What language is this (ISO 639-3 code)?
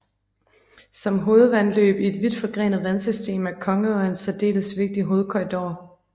dan